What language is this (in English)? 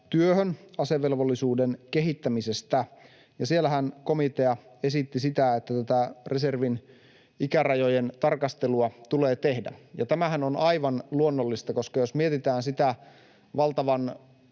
Finnish